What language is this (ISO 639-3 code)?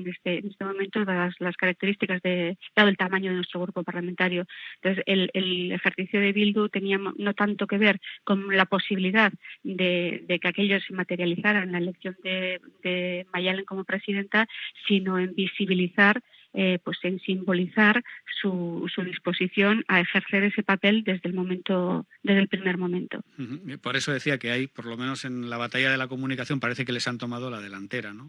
spa